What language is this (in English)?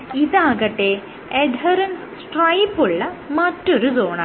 Malayalam